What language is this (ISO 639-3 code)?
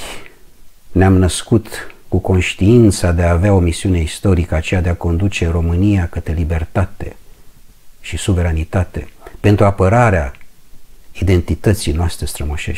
ron